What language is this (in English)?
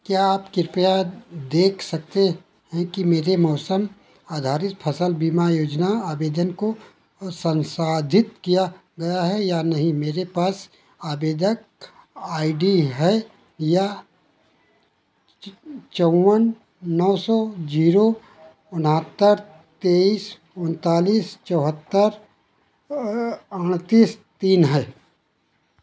Hindi